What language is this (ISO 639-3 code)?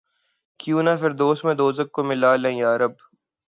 urd